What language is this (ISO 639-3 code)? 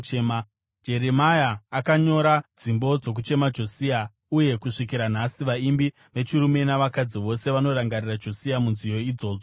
sna